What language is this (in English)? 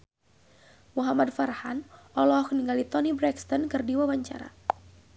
Sundanese